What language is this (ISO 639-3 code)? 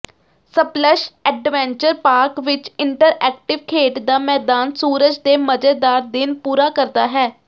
pan